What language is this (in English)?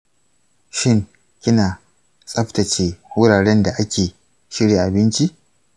Hausa